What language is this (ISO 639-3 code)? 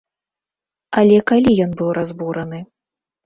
bel